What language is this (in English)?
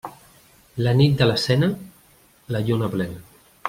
Catalan